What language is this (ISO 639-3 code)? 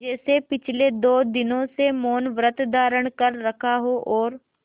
hin